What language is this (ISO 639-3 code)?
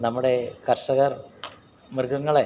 mal